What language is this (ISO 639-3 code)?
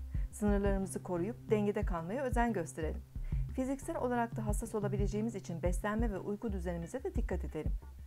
tur